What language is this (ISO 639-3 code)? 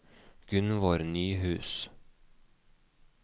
nor